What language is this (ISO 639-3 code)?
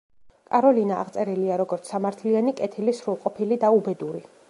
kat